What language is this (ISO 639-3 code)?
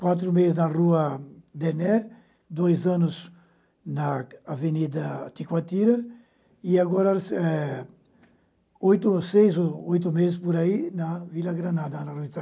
por